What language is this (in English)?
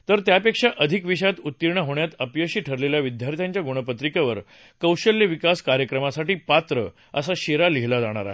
Marathi